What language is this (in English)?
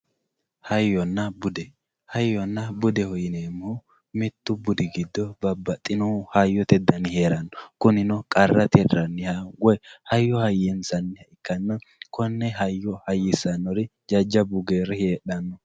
Sidamo